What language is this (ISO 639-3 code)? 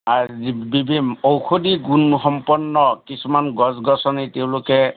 asm